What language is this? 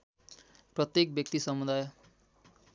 Nepali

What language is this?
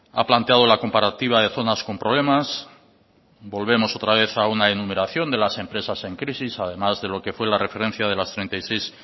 Spanish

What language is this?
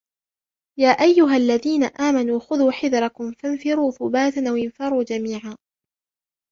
Arabic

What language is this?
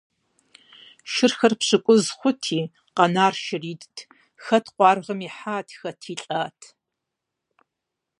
Kabardian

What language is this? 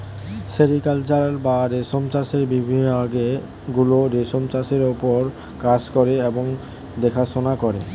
Bangla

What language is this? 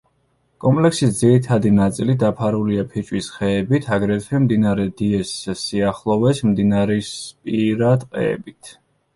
Georgian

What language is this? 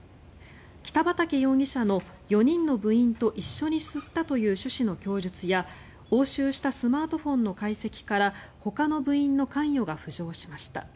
Japanese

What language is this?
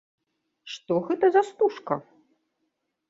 Belarusian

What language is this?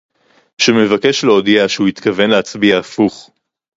Hebrew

